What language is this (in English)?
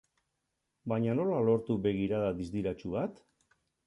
Basque